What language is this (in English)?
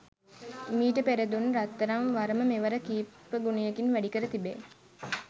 Sinhala